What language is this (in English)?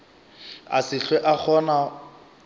Northern Sotho